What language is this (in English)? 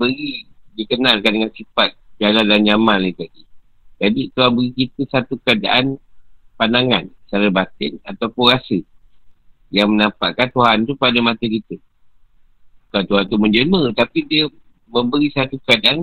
Malay